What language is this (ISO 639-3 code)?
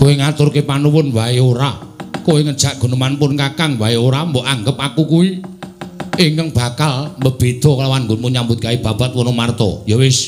ind